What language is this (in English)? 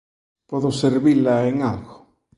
Galician